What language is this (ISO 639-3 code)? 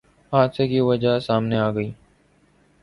urd